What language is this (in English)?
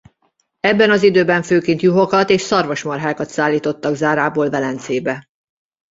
Hungarian